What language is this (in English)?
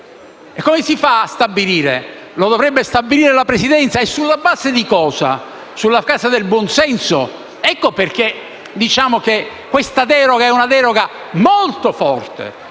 Italian